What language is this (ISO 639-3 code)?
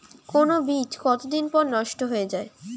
ben